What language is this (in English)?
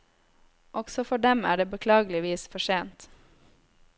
Norwegian